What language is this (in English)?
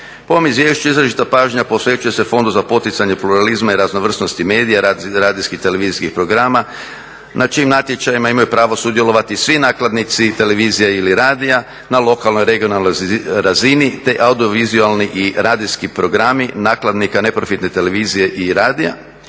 Croatian